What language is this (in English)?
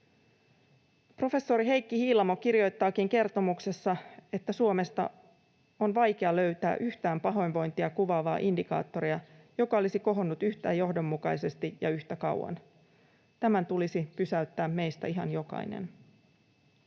Finnish